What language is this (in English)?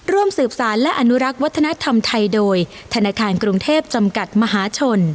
Thai